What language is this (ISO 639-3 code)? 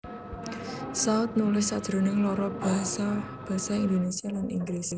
jav